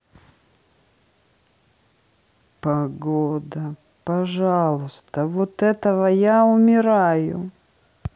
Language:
Russian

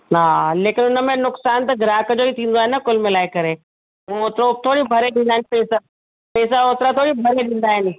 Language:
Sindhi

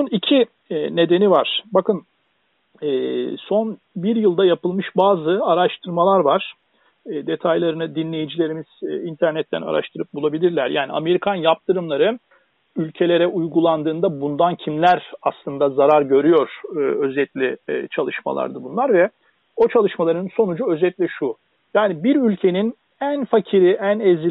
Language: Turkish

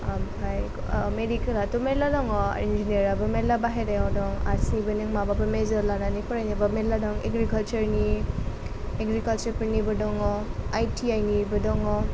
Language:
Bodo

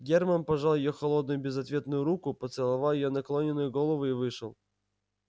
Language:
Russian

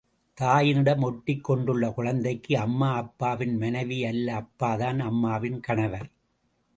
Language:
Tamil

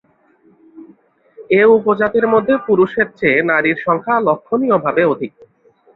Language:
Bangla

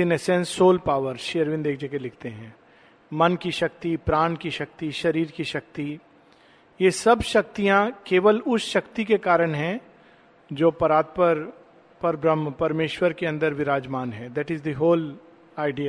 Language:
Hindi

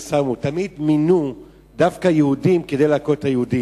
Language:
Hebrew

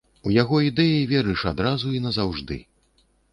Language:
Belarusian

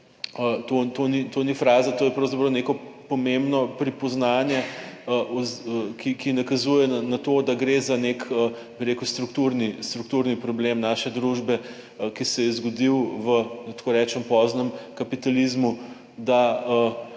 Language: Slovenian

